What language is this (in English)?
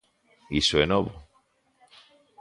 Galician